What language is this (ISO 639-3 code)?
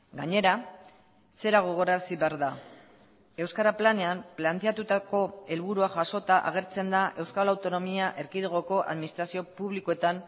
eus